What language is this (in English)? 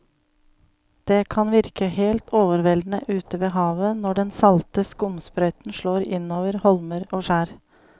Norwegian